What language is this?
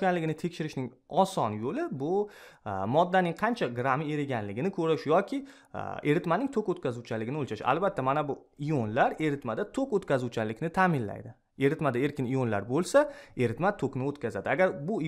Turkish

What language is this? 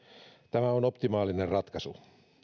Finnish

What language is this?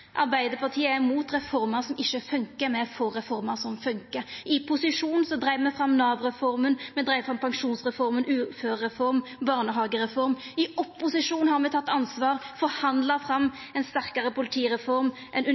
Norwegian Nynorsk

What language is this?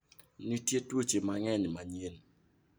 Luo (Kenya and Tanzania)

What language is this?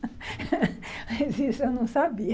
Portuguese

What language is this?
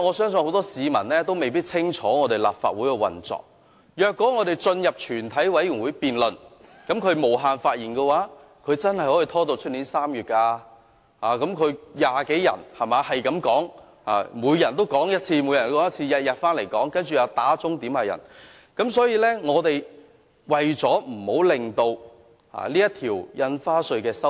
Cantonese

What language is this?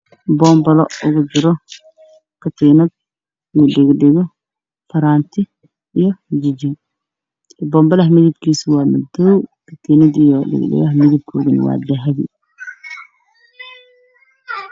Somali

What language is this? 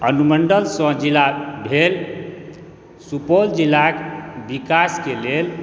Maithili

